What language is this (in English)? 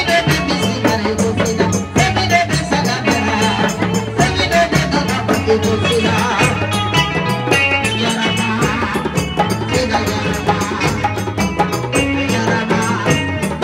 Arabic